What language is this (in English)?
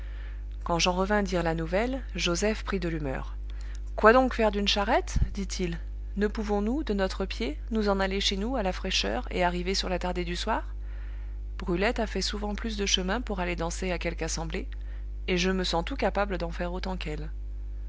French